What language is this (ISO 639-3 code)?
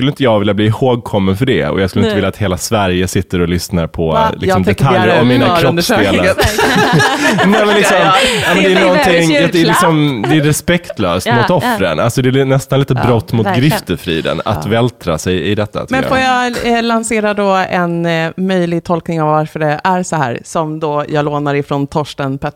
swe